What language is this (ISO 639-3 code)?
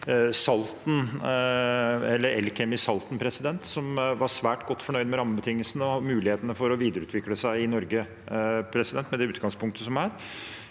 nor